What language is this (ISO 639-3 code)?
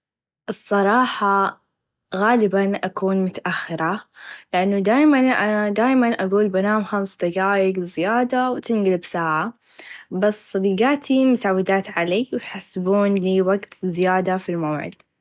ars